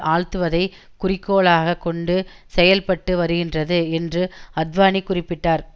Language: Tamil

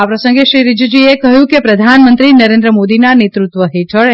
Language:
Gujarati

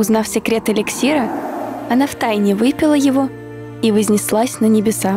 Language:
Russian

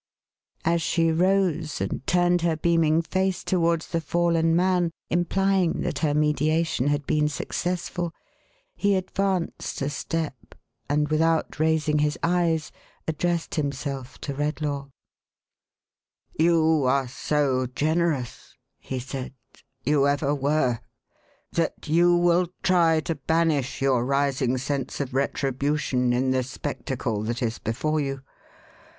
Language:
English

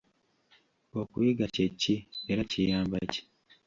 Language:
Ganda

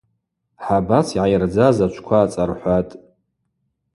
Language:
Abaza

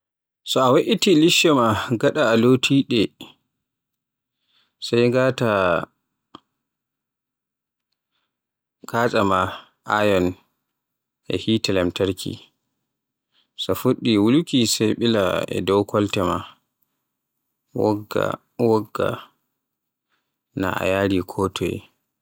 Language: Borgu Fulfulde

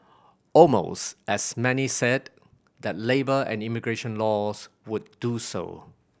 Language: English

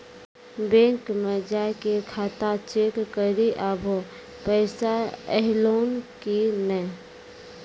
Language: Maithili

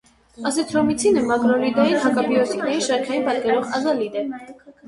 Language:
Armenian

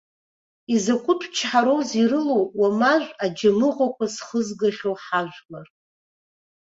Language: Abkhazian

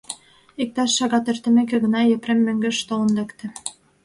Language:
Mari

